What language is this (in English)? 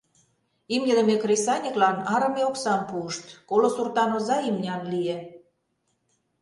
Mari